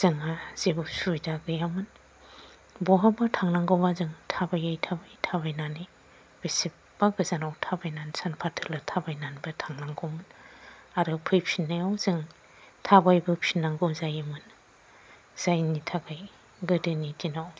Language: Bodo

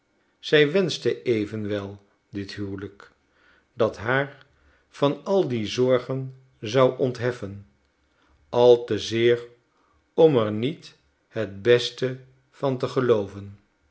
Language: Dutch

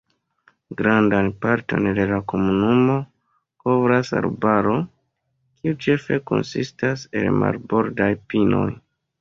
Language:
Esperanto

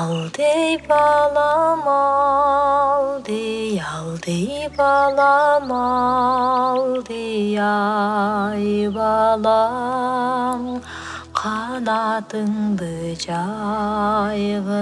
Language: Kyrgyz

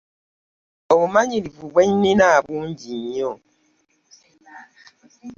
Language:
Ganda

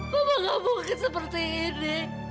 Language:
Indonesian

